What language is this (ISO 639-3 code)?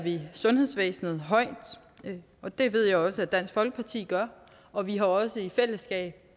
dan